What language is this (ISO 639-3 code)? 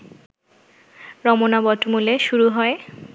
ben